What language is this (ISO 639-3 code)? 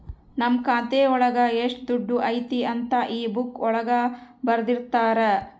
kan